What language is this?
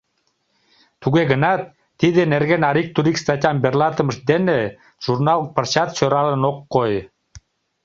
Mari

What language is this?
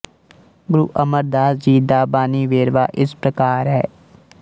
Punjabi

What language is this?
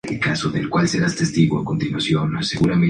Spanish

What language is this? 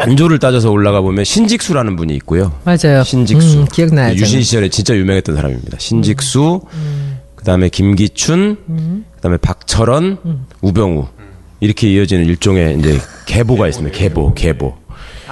Korean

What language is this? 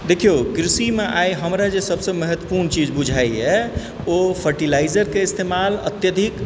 Maithili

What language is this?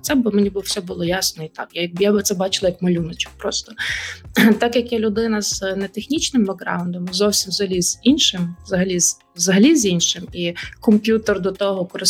Ukrainian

